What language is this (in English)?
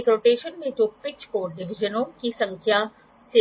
Hindi